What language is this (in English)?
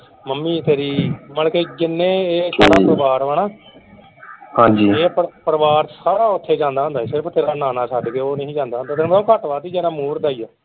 Punjabi